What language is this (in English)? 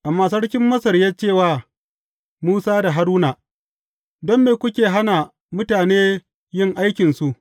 Hausa